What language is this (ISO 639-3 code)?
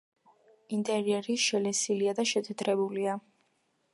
kat